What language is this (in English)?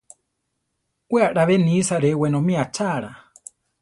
Central Tarahumara